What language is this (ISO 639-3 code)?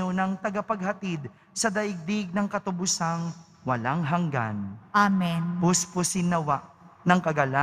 fil